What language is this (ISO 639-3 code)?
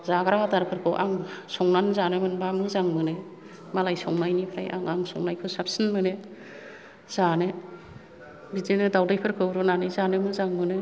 brx